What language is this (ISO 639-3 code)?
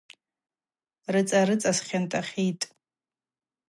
abq